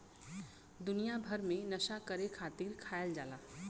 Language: Bhojpuri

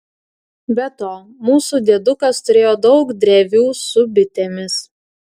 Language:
Lithuanian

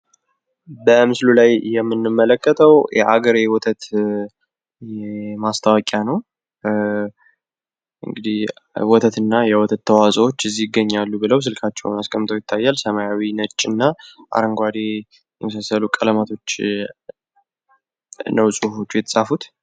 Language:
Amharic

